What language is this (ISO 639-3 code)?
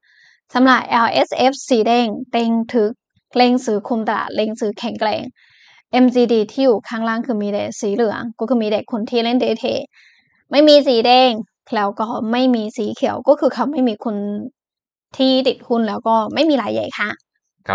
tha